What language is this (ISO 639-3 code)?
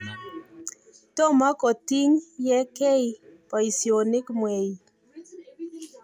kln